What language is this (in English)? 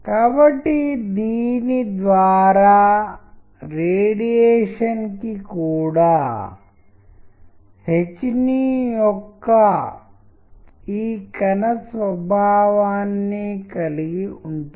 Telugu